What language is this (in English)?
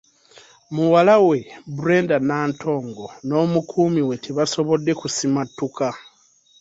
Ganda